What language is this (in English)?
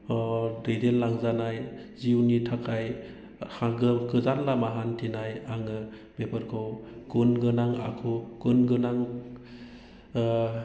Bodo